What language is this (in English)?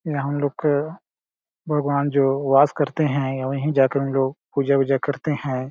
Hindi